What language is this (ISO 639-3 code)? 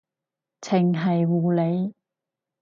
yue